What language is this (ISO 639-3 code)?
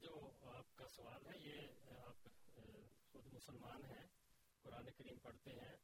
urd